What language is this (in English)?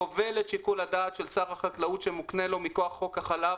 Hebrew